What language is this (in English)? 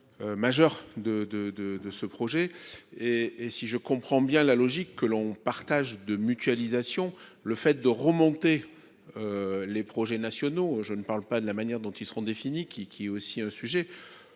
French